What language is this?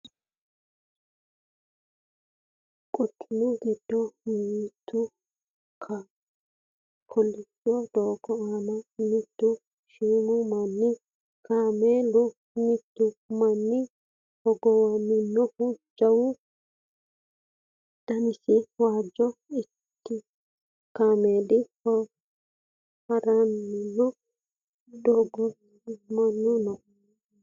Sidamo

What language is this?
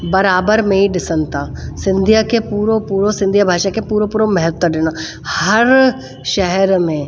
Sindhi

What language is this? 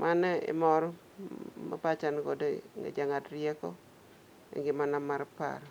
Luo (Kenya and Tanzania)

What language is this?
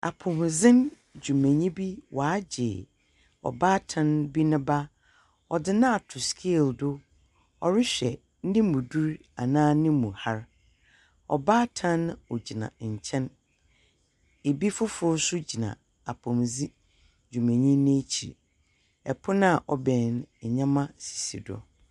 Akan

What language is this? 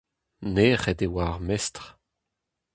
Breton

